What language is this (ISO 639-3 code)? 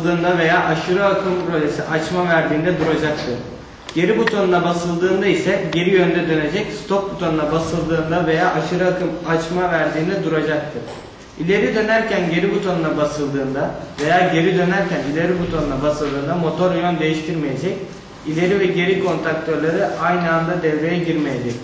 tur